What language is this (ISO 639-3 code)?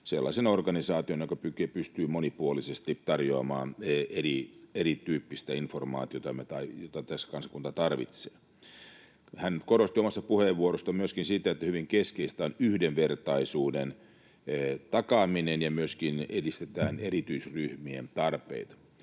fin